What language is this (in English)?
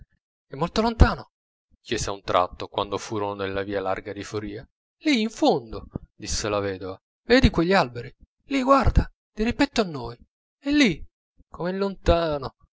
Italian